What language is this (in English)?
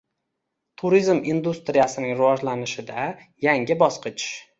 Uzbek